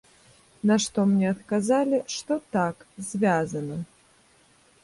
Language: Belarusian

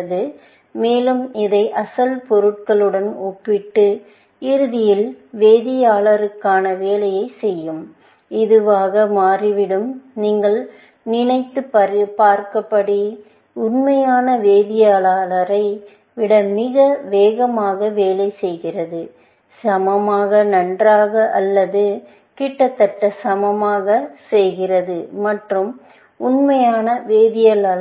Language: Tamil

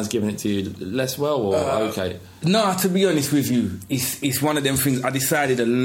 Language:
English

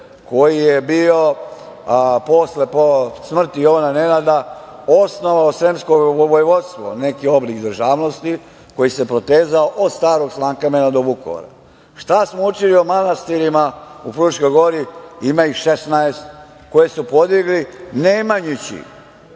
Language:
Serbian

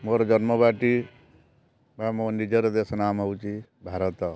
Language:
Odia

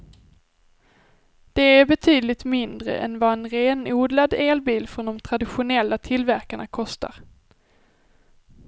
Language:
Swedish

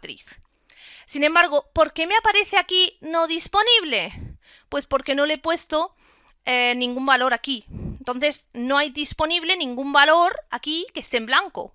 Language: Spanish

